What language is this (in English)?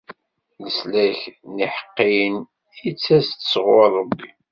Kabyle